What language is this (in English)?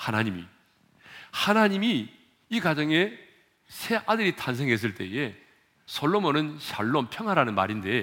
Korean